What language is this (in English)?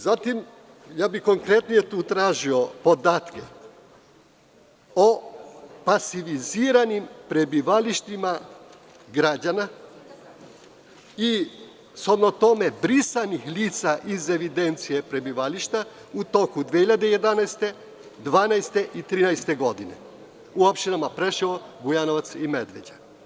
Serbian